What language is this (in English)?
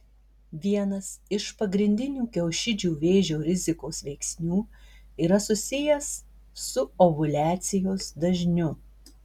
Lithuanian